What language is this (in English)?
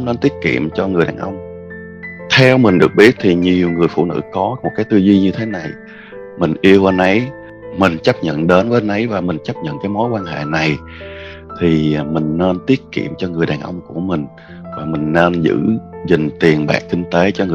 Vietnamese